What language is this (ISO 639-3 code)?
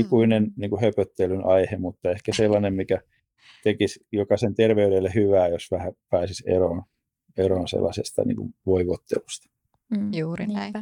fin